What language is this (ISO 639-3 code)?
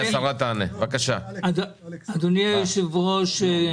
heb